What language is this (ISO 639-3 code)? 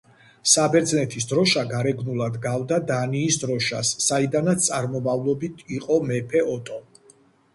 kat